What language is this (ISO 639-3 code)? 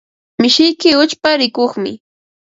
qva